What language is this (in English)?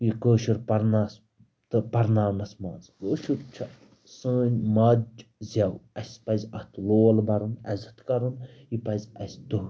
Kashmiri